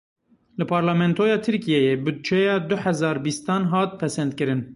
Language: Kurdish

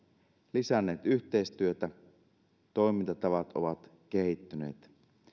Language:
Finnish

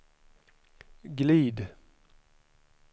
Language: Swedish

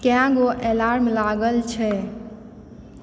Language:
Maithili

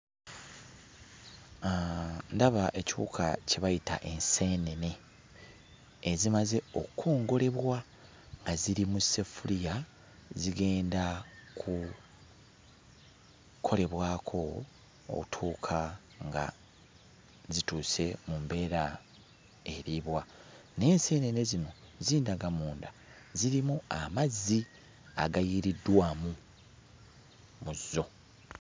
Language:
Ganda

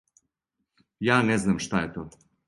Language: Serbian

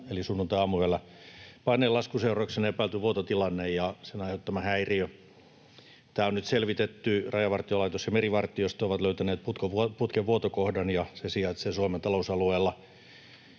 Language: Finnish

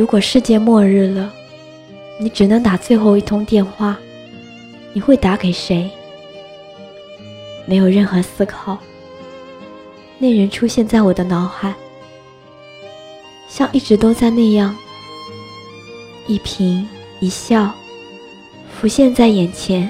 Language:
Chinese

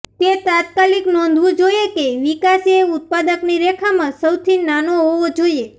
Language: Gujarati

